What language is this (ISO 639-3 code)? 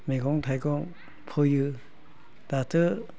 brx